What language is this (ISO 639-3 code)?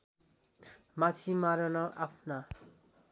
nep